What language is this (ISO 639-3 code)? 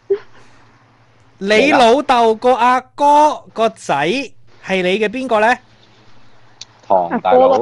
zho